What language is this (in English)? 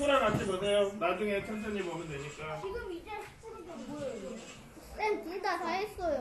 Korean